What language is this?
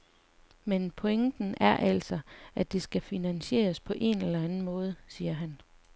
Danish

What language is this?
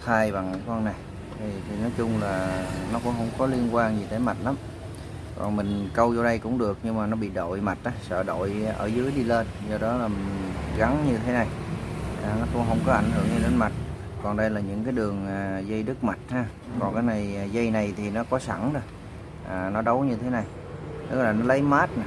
Vietnamese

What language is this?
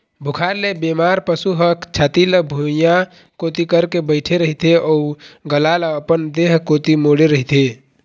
Chhattisgarhi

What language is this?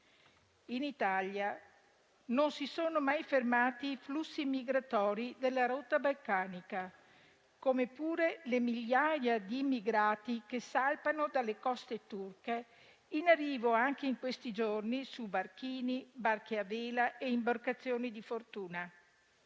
Italian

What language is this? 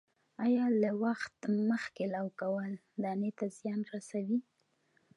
Pashto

